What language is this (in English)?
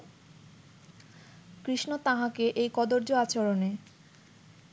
Bangla